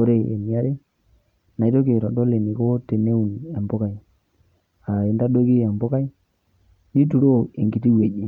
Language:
Masai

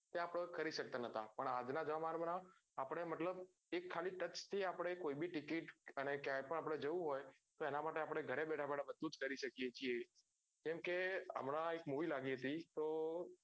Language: Gujarati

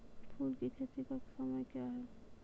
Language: Maithili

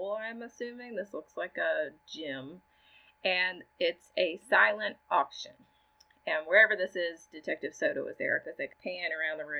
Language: English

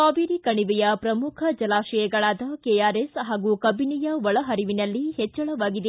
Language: Kannada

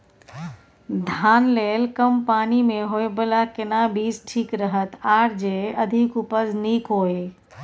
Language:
Maithili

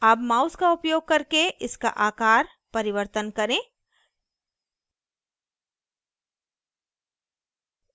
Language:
Hindi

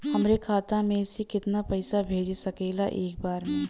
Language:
Bhojpuri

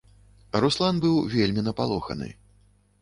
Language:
Belarusian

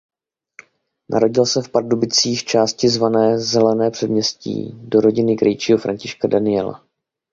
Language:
Czech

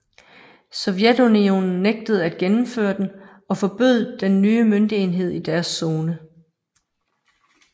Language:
Danish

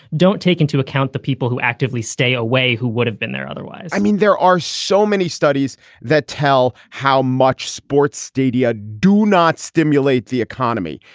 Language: English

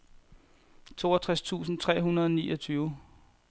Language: Danish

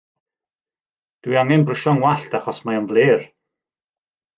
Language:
Welsh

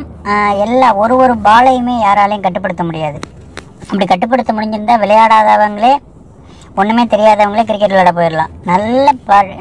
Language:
Turkish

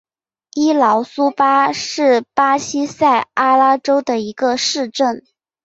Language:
Chinese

